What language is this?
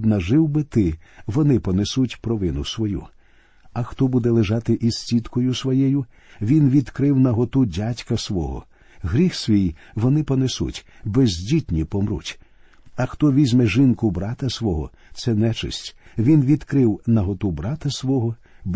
Ukrainian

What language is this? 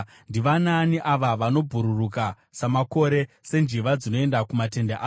Shona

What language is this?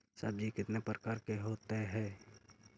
Magahi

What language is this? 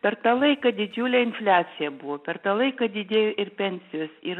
Lithuanian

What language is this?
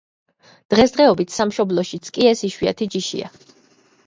Georgian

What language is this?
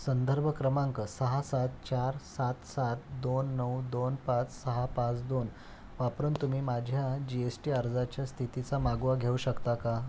Marathi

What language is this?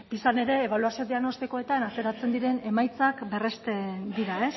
Basque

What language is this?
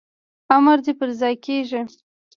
Pashto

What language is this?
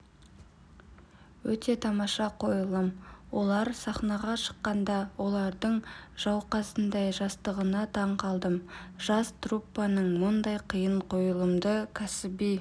Kazakh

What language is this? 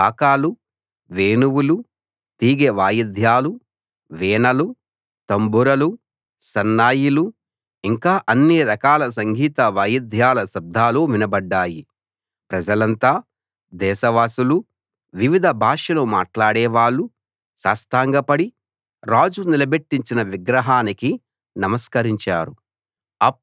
Telugu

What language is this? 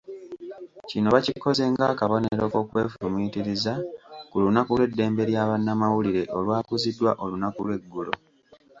Ganda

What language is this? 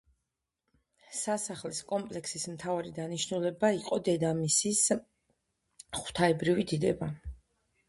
Georgian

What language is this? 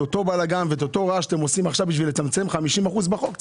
Hebrew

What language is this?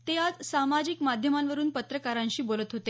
Marathi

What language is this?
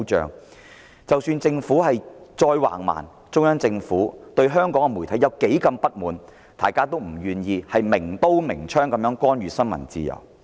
Cantonese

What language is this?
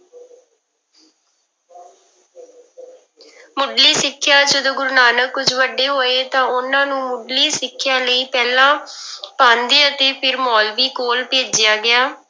Punjabi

